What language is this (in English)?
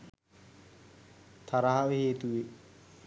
Sinhala